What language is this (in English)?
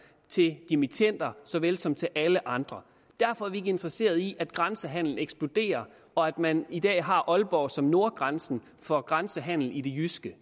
Danish